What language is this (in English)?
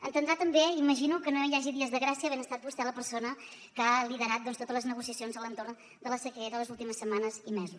Catalan